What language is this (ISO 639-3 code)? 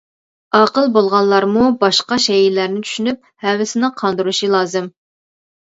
uig